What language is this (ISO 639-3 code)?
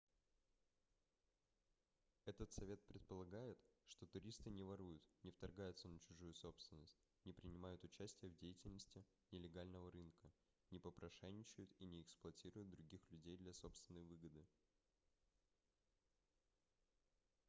rus